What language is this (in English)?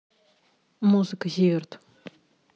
Russian